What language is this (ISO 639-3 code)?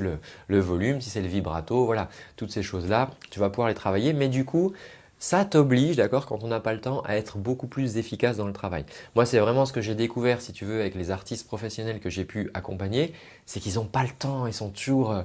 fra